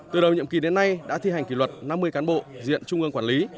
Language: Vietnamese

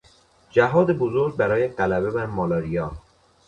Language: Persian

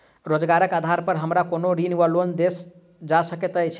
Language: Maithili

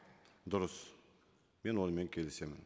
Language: Kazakh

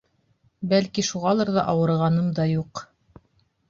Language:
Bashkir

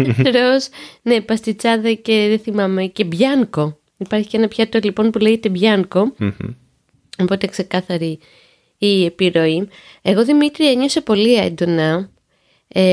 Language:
Greek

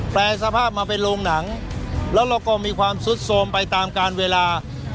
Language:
Thai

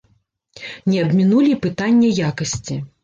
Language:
Belarusian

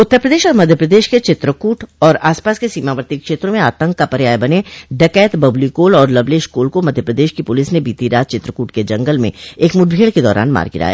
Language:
Hindi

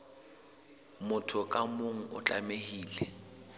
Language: Southern Sotho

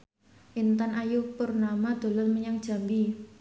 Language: Javanese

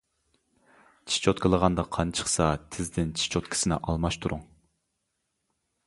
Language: Uyghur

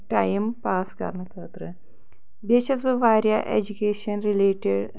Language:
Kashmiri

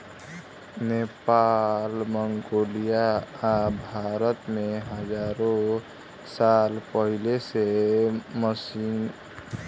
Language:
Bhojpuri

